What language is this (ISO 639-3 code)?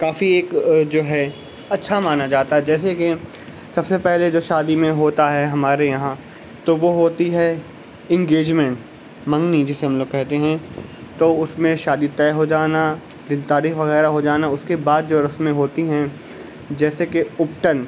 urd